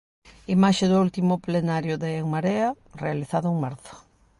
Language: Galician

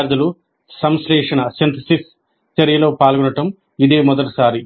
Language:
Telugu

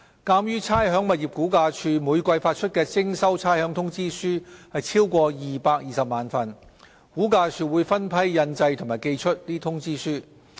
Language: Cantonese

